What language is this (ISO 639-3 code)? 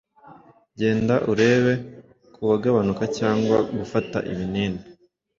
kin